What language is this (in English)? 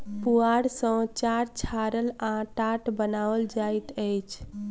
Maithili